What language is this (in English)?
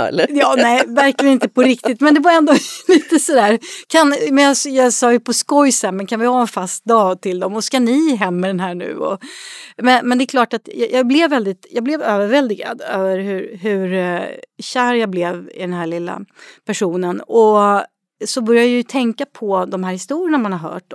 Swedish